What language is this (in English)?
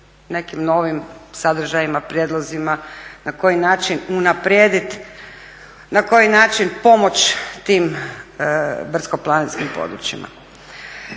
Croatian